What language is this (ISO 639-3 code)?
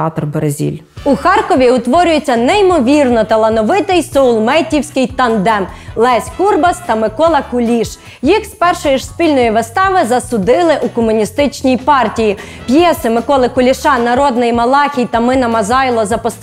ukr